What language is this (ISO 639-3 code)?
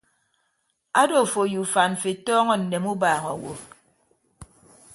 ibb